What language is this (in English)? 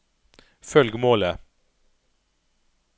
Norwegian